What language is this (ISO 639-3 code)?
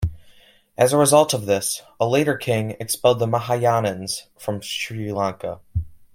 eng